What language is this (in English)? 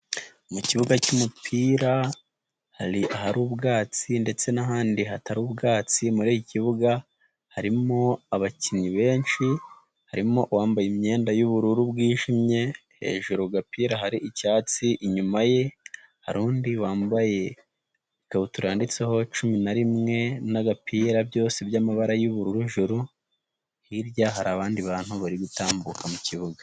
Kinyarwanda